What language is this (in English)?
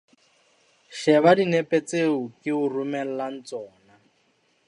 Southern Sotho